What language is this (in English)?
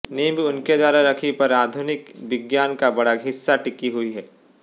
Hindi